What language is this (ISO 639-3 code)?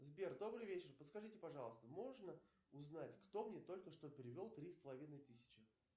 rus